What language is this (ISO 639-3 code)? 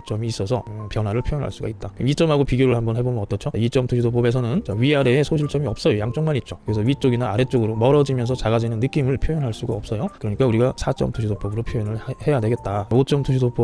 kor